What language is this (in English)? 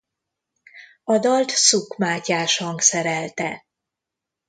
Hungarian